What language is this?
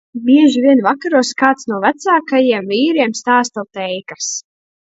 Latvian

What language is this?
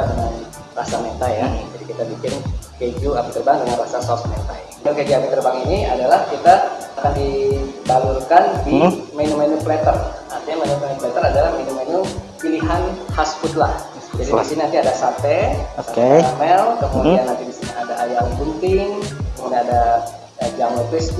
Indonesian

